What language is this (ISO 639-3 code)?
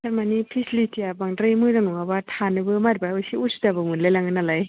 brx